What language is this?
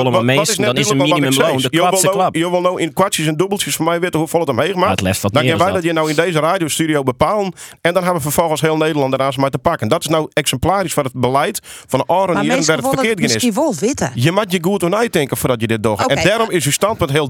Dutch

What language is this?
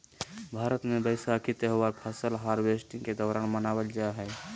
Magahi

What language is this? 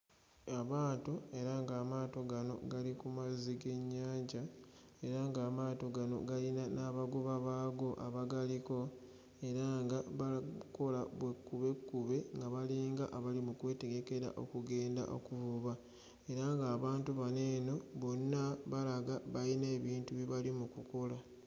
Ganda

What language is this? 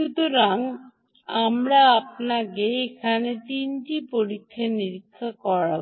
Bangla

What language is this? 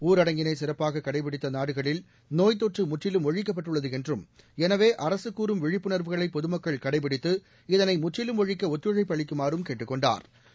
Tamil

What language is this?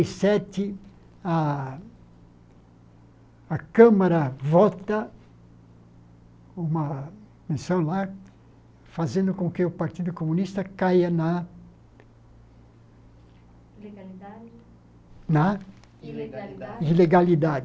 Portuguese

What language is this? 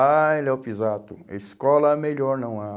Portuguese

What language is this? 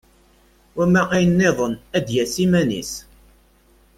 Kabyle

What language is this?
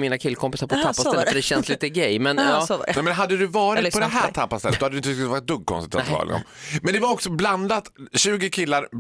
Swedish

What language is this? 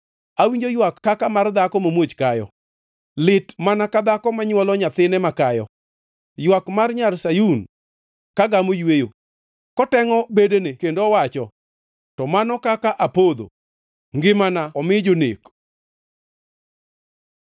Luo (Kenya and Tanzania)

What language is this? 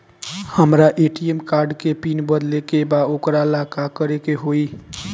Bhojpuri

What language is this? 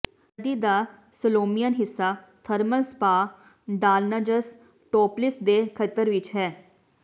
Punjabi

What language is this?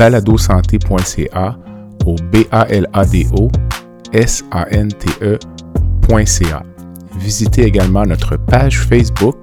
French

